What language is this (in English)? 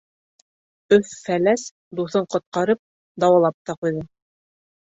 Bashkir